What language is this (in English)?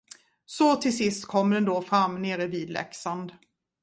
Swedish